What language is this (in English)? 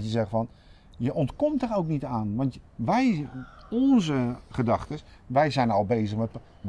Dutch